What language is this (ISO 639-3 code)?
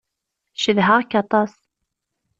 kab